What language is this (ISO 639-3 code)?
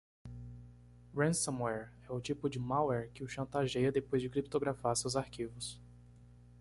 por